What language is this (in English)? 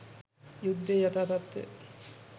Sinhala